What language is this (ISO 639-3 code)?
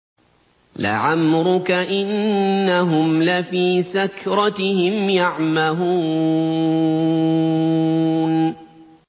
ara